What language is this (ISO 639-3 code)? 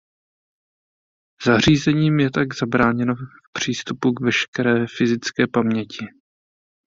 ces